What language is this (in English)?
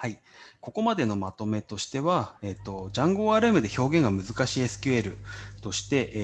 Japanese